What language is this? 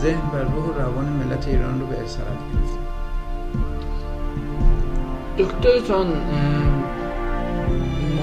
Persian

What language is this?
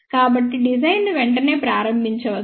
Telugu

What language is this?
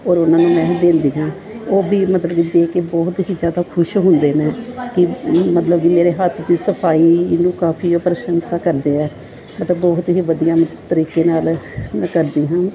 Punjabi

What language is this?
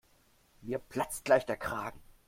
German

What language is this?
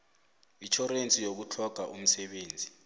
South Ndebele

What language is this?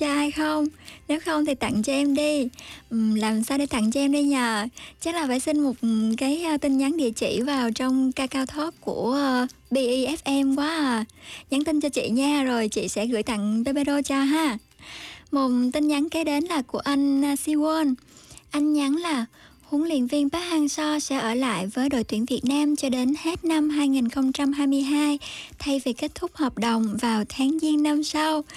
Vietnamese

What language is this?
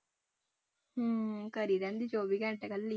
Punjabi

